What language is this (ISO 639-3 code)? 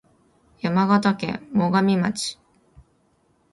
jpn